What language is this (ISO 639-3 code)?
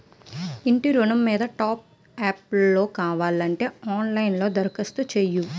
tel